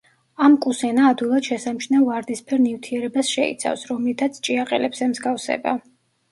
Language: Georgian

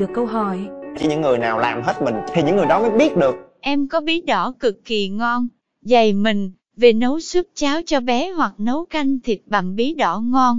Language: Vietnamese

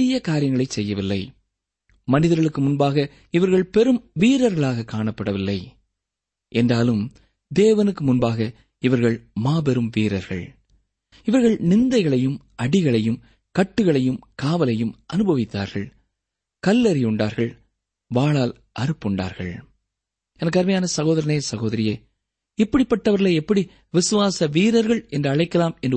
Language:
Tamil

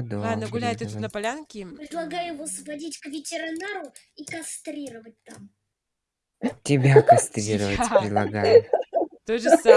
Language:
Russian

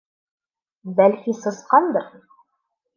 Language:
Bashkir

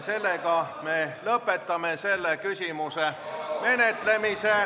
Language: Estonian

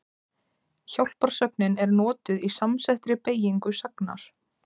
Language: Icelandic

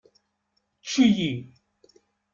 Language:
Kabyle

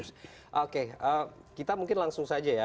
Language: Indonesian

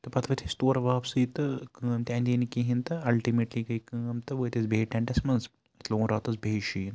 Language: Kashmiri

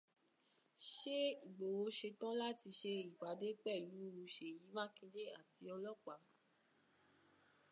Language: Yoruba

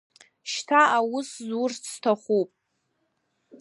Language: Abkhazian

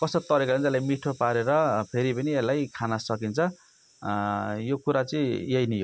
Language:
Nepali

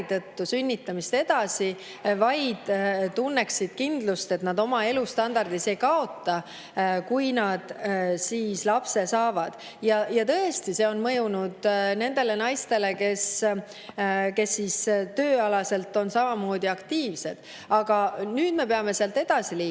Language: Estonian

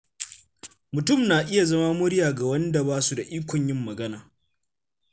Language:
Hausa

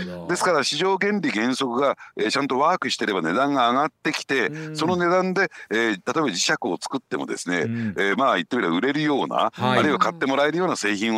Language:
Japanese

